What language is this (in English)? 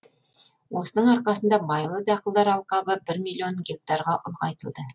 Kazakh